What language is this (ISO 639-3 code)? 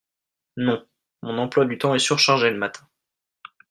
fra